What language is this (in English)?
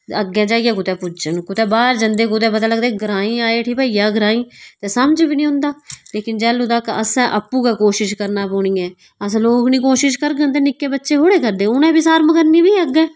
Dogri